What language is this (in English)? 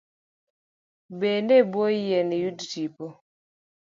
Luo (Kenya and Tanzania)